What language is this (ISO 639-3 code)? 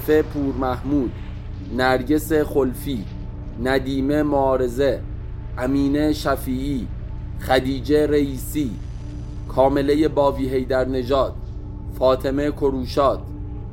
fas